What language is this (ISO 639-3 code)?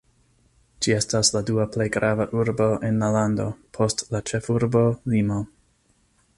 epo